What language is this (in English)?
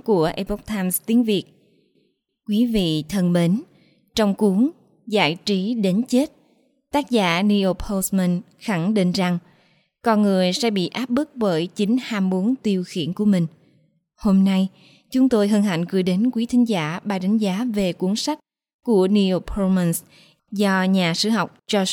Vietnamese